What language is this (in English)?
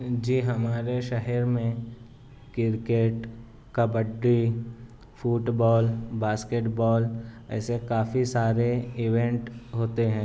Urdu